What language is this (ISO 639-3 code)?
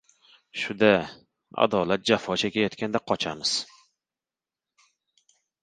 uzb